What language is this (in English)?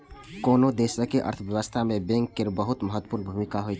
Maithili